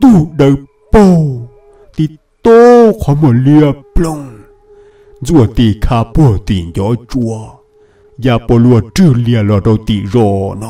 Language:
Vietnamese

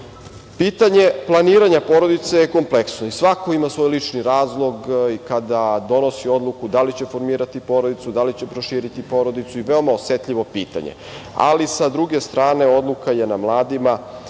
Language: Serbian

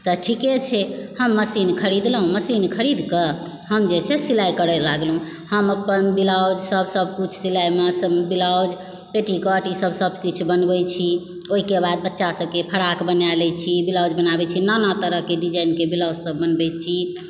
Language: Maithili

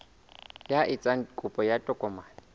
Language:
Southern Sotho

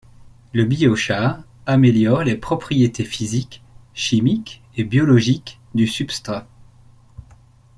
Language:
French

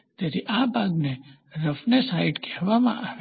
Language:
Gujarati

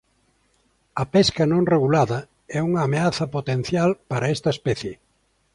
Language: Galician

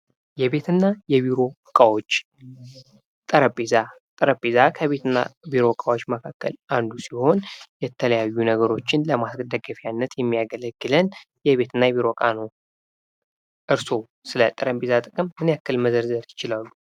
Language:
Amharic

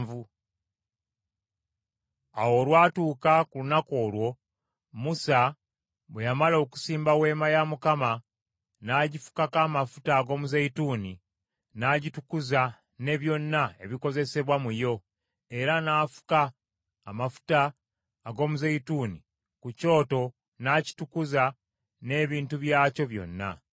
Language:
Ganda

